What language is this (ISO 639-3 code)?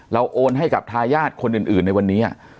tha